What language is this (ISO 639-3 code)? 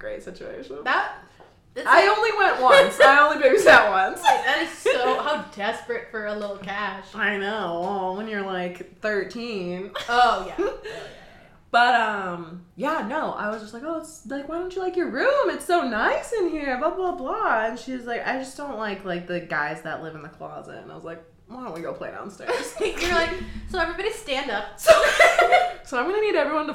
eng